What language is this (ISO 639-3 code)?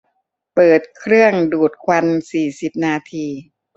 tha